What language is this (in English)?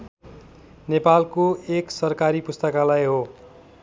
Nepali